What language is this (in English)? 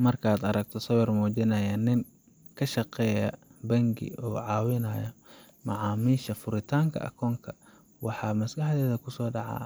Somali